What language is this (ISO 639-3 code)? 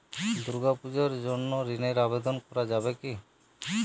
ben